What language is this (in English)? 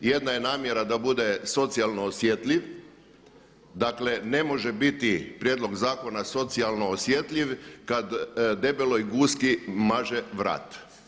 Croatian